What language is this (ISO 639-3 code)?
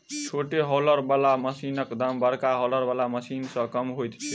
mai